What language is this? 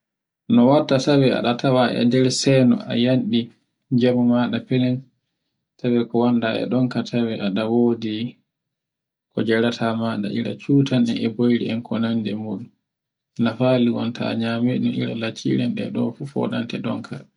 Borgu Fulfulde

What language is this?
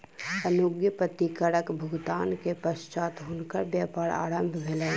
Maithili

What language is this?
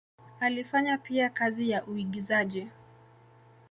Swahili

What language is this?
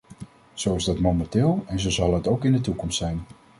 Dutch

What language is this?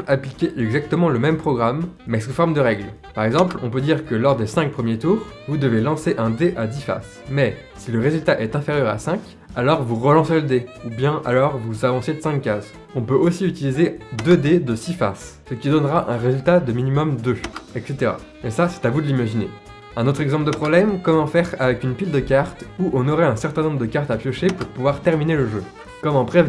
French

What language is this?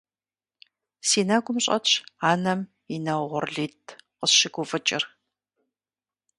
Kabardian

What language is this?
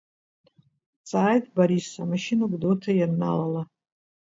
Abkhazian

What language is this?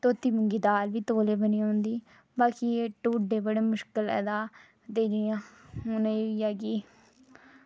Dogri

